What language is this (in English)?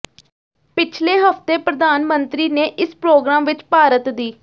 Punjabi